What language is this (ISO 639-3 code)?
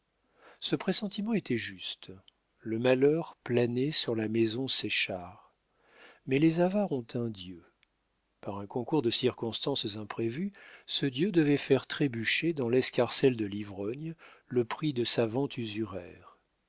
fra